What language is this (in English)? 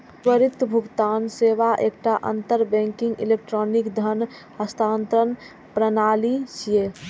Maithili